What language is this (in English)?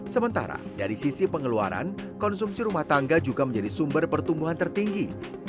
Indonesian